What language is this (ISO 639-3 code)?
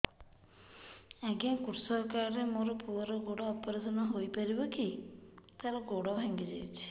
ori